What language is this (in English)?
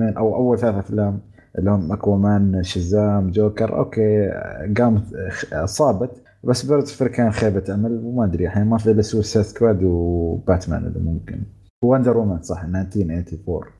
Arabic